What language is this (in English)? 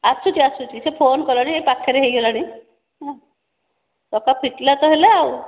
Odia